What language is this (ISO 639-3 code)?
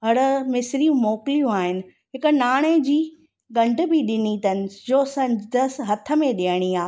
snd